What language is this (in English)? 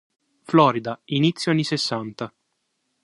Italian